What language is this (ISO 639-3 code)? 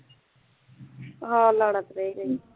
pan